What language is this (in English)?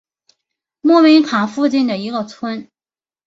Chinese